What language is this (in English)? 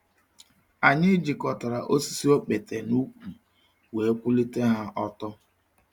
Igbo